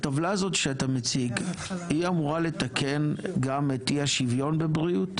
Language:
Hebrew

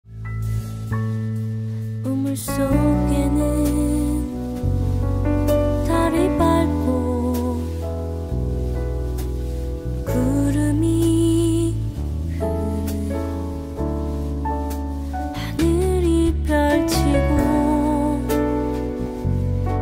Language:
Korean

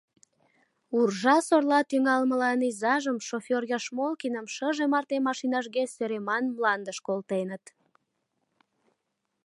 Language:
Mari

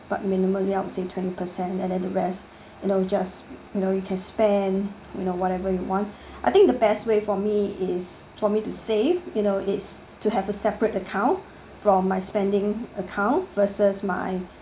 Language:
English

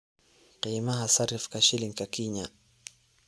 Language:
Somali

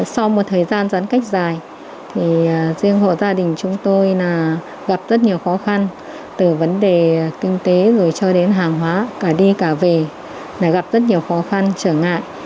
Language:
Vietnamese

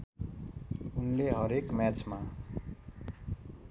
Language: Nepali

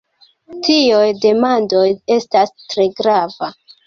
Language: Esperanto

